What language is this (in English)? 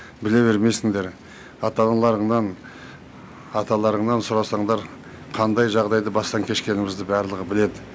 Kazakh